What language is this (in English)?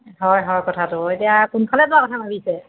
Assamese